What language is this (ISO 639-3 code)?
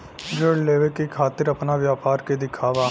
bho